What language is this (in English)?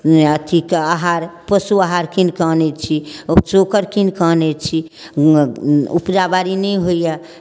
Maithili